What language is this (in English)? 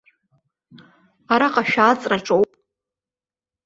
Abkhazian